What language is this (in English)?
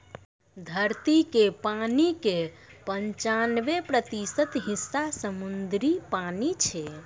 Maithili